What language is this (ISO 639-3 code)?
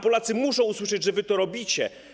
pol